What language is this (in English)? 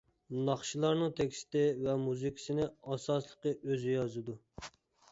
Uyghur